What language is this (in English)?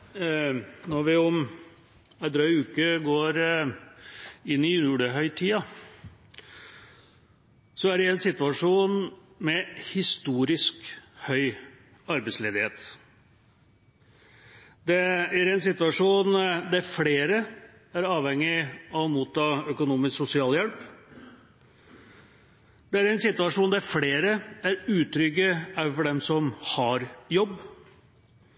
Norwegian